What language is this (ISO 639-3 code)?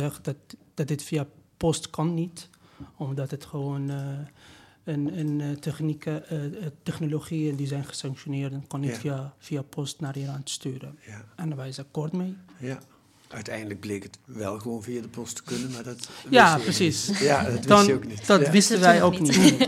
nld